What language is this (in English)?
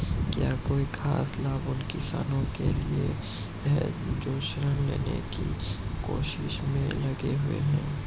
Hindi